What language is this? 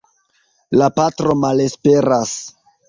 Esperanto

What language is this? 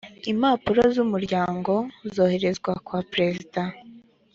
Kinyarwanda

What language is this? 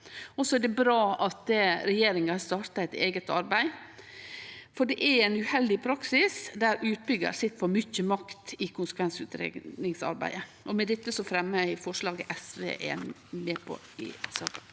Norwegian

